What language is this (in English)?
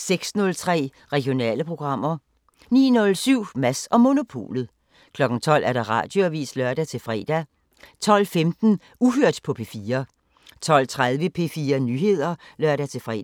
Danish